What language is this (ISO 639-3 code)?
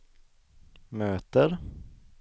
swe